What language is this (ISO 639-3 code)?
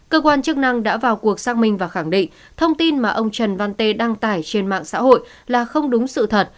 vie